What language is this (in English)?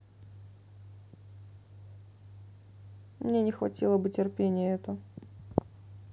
Russian